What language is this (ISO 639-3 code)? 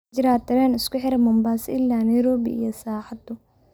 som